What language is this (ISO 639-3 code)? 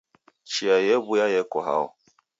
dav